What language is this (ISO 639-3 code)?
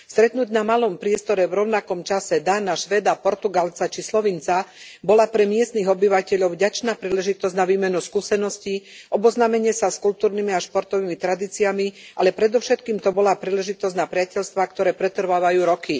slk